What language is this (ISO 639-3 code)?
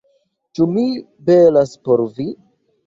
epo